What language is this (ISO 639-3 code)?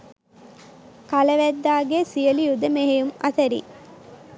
sin